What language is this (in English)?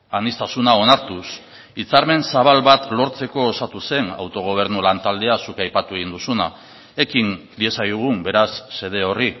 Basque